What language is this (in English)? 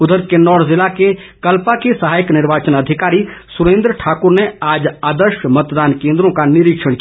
Hindi